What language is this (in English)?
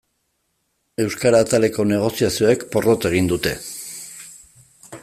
Basque